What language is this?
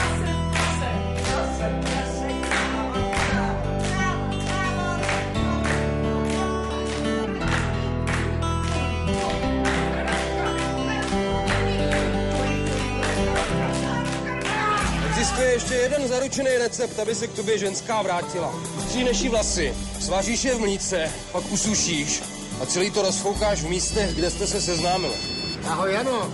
Czech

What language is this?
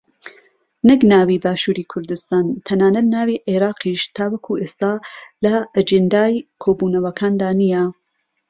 Central Kurdish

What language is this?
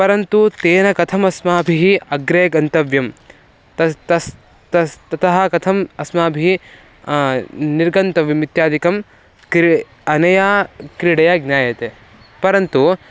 Sanskrit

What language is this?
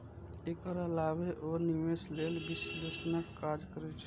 Maithili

